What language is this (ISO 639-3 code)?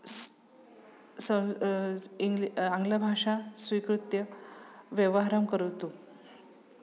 san